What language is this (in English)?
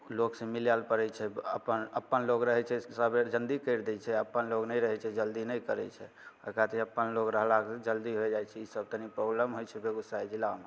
Maithili